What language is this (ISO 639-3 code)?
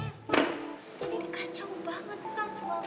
ind